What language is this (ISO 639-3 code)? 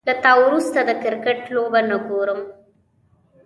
pus